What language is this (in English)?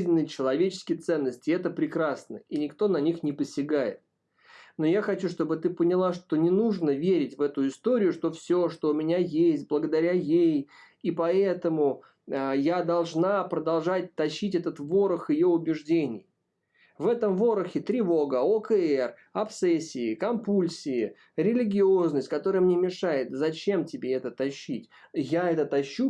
Russian